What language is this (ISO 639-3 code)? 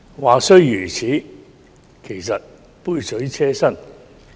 yue